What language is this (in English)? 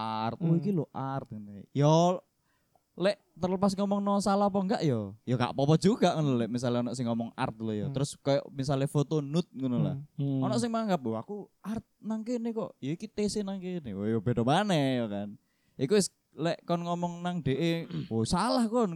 Indonesian